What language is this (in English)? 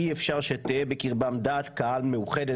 Hebrew